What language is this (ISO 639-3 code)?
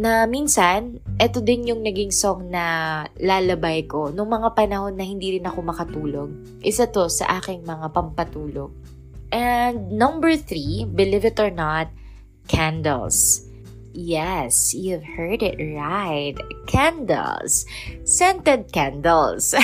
fil